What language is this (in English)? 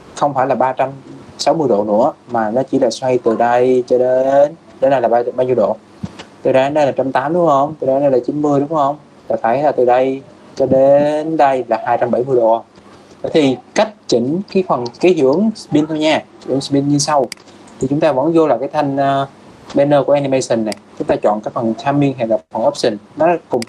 Vietnamese